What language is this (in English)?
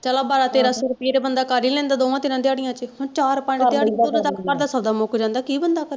Punjabi